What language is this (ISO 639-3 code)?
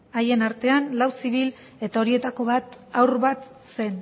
eus